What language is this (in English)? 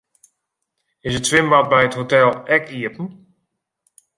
Western Frisian